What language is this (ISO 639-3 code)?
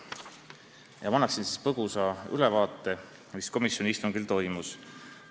est